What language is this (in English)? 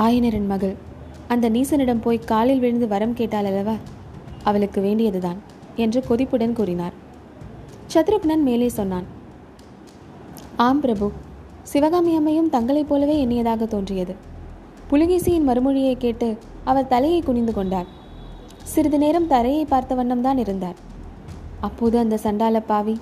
Tamil